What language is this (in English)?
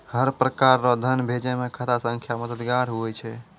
Maithili